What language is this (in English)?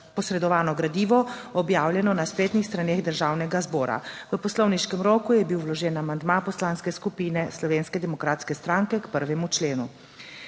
Slovenian